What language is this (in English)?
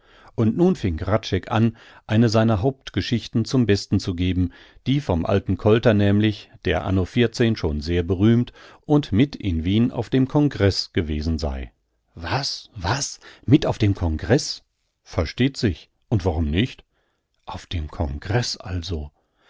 German